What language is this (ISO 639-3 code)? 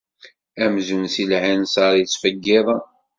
kab